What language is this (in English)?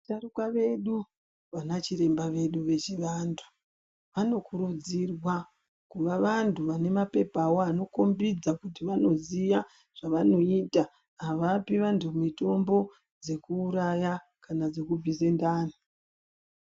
Ndau